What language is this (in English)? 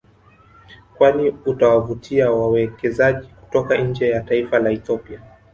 Swahili